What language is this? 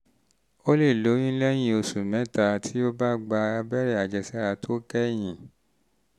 Yoruba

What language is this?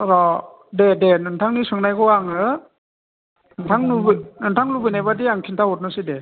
Bodo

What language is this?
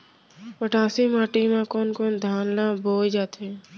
Chhattisgarhi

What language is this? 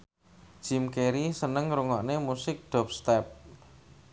Javanese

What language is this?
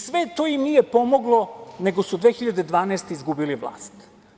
Serbian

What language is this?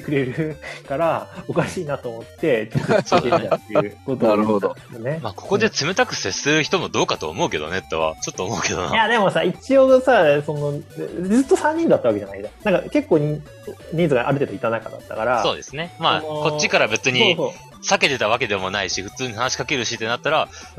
Japanese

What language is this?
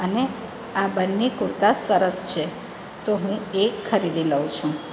Gujarati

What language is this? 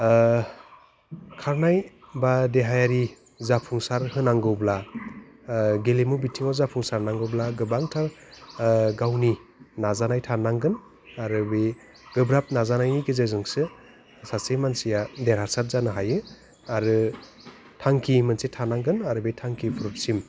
Bodo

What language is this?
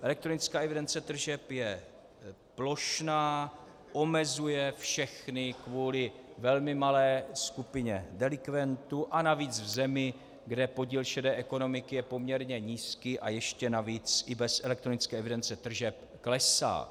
Czech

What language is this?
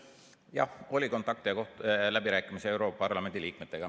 Estonian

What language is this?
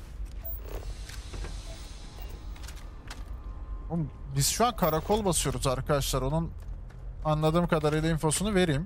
Turkish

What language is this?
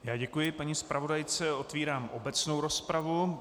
Czech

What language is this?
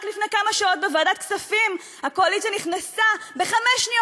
Hebrew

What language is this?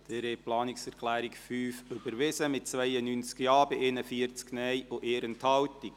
Swiss German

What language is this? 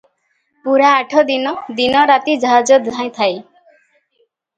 Odia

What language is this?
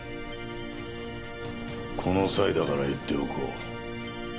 Japanese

